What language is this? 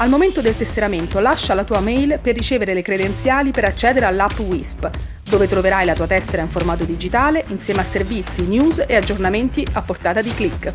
Italian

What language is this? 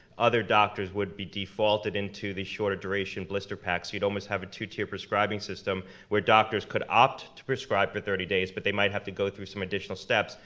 English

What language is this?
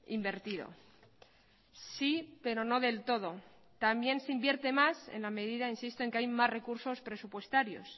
Spanish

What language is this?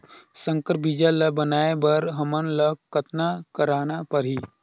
Chhattisgarhi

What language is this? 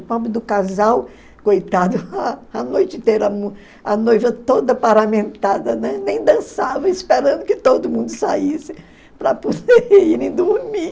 Portuguese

